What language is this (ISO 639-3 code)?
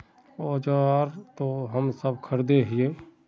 mag